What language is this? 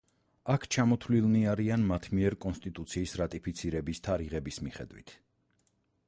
Georgian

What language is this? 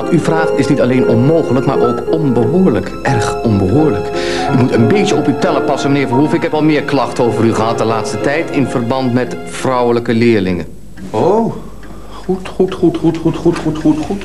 Dutch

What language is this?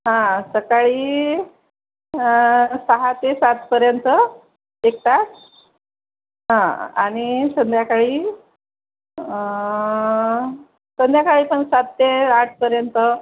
Marathi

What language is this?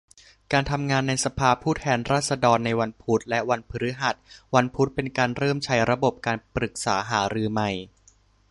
Thai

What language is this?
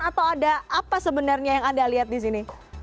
Indonesian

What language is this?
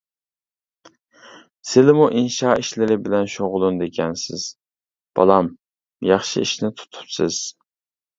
Uyghur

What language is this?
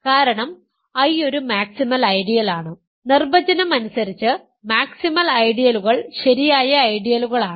Malayalam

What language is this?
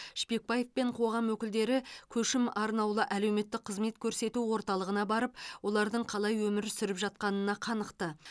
Kazakh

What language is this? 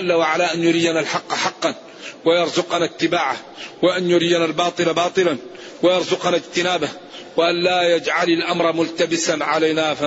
Arabic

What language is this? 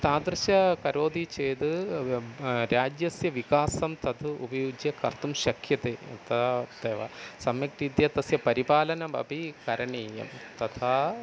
Sanskrit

